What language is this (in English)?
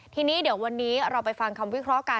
Thai